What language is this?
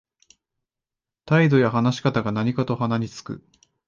Japanese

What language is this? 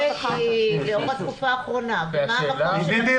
Hebrew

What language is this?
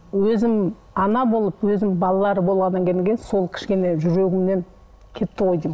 Kazakh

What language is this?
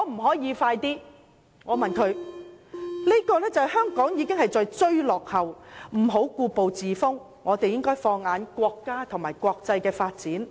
Cantonese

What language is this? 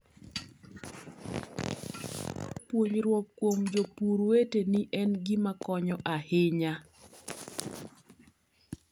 Luo (Kenya and Tanzania)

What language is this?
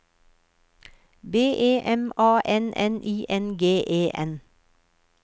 Norwegian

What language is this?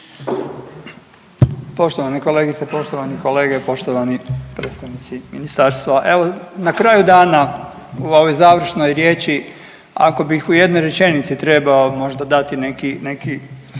Croatian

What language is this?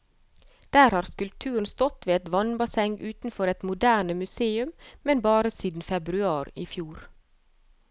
Norwegian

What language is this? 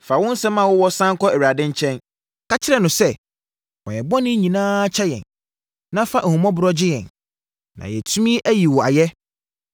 Akan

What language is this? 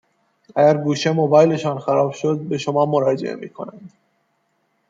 Persian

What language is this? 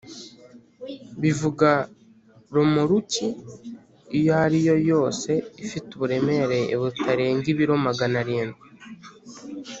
Kinyarwanda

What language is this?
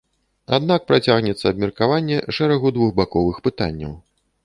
Belarusian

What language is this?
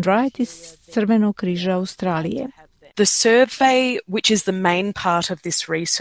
Croatian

